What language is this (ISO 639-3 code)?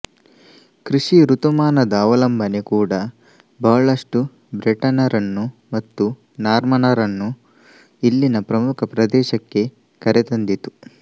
kan